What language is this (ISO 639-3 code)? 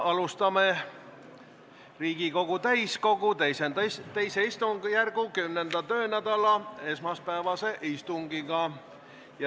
est